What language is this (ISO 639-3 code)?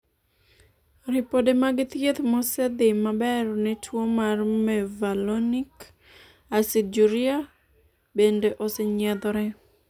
luo